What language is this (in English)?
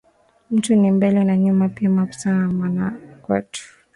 Swahili